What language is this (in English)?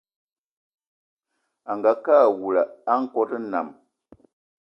Eton (Cameroon)